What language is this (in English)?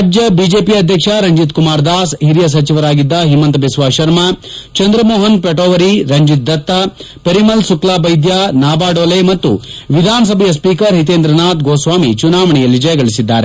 Kannada